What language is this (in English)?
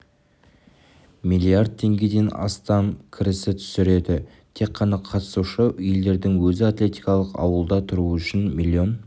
Kazakh